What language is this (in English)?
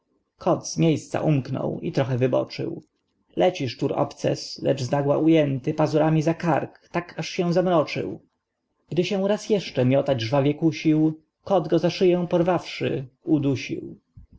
Polish